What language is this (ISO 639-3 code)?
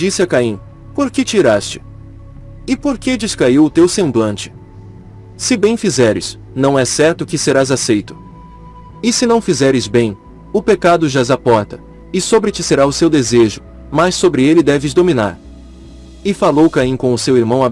por